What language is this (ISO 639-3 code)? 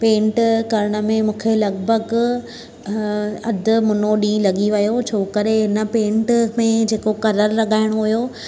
snd